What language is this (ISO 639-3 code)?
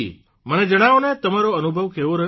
guj